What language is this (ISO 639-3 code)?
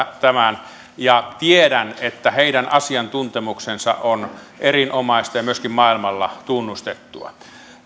fin